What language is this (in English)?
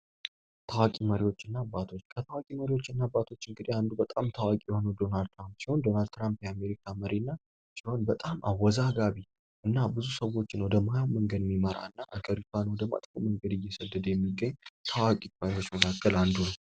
Amharic